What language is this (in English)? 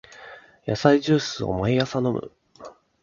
Japanese